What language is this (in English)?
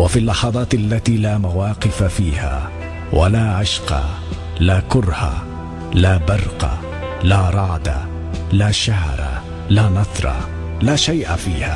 Arabic